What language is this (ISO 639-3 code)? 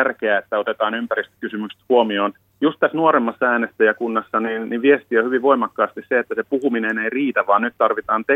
fin